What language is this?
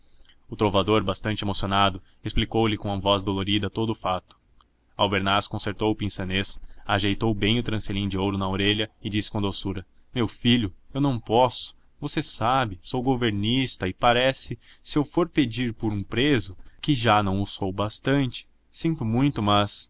Portuguese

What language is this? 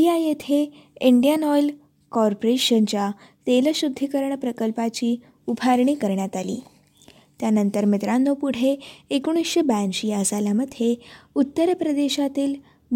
Marathi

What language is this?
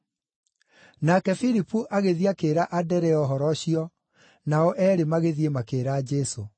Kikuyu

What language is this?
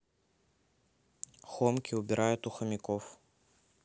Russian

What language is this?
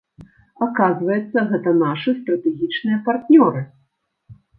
Belarusian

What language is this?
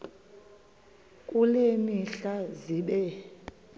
Xhosa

